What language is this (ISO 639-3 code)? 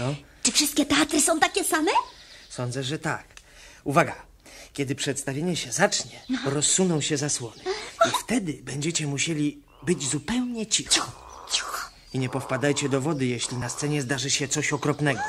pol